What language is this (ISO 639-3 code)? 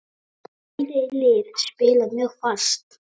isl